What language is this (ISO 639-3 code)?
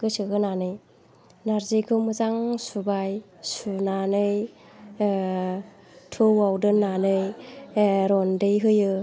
brx